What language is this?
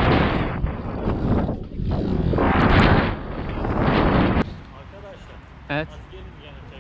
Turkish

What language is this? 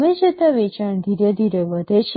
Gujarati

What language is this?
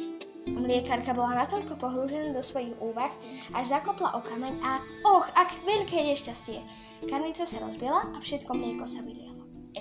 Slovak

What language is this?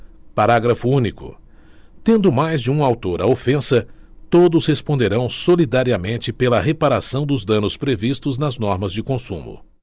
Portuguese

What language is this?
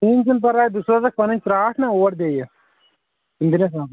Kashmiri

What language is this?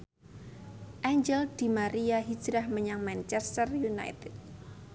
Javanese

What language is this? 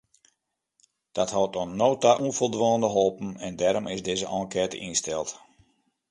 Western Frisian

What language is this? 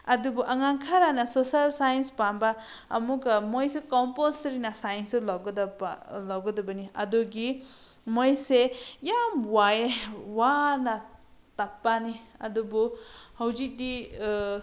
Manipuri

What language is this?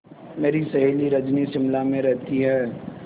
Hindi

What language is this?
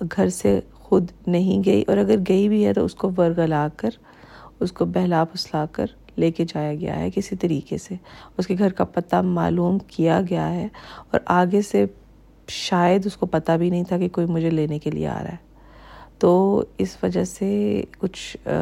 Urdu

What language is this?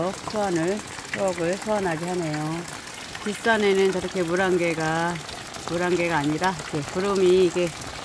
Korean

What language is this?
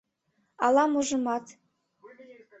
Mari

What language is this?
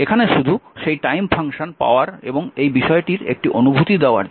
Bangla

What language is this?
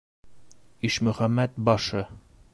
Bashkir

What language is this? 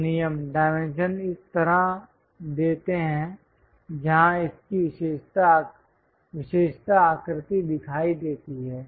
Hindi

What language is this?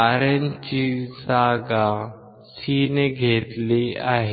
Marathi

